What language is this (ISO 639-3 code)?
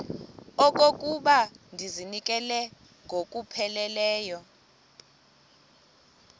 xho